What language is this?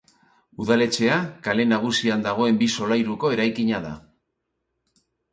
Basque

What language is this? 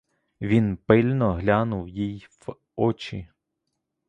Ukrainian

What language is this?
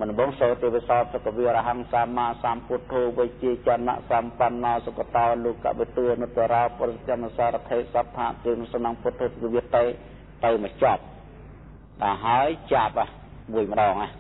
Thai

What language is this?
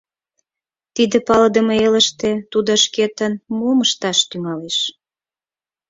Mari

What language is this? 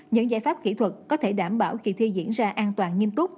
Vietnamese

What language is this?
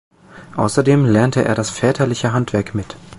German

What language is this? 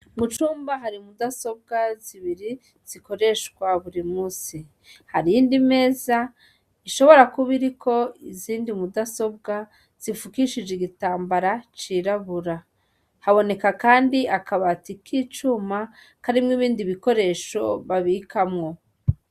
Rundi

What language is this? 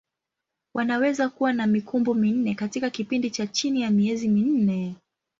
Swahili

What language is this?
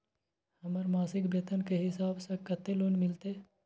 Maithili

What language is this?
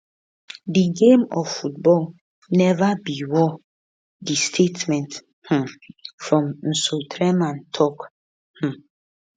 Nigerian Pidgin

